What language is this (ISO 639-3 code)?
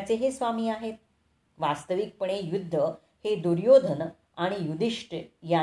mar